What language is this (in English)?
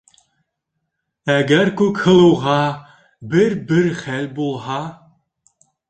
Bashkir